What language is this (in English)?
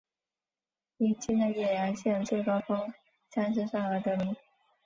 Chinese